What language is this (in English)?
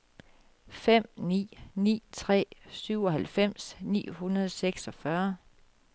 Danish